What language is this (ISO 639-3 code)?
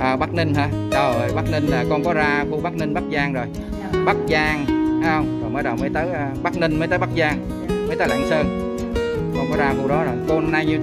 vie